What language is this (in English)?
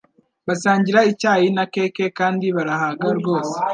Kinyarwanda